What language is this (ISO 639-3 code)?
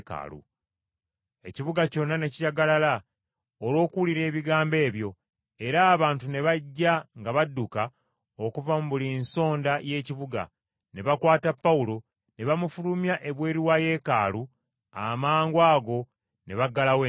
lug